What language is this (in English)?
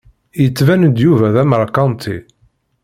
Kabyle